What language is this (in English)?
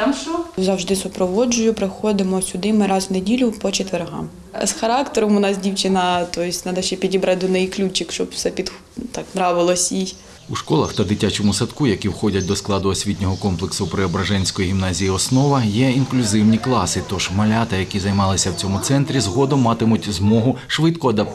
Ukrainian